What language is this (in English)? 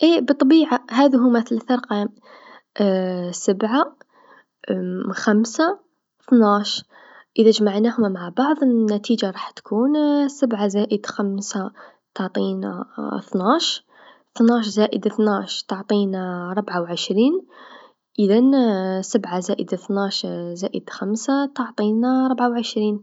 Tunisian Arabic